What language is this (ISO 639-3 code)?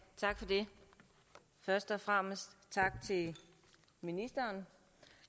dan